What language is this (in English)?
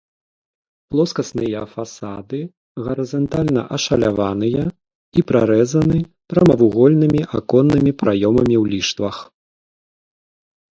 Belarusian